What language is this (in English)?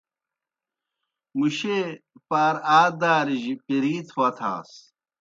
Kohistani Shina